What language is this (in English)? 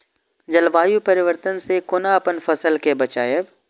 Maithili